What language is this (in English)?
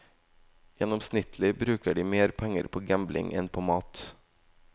Norwegian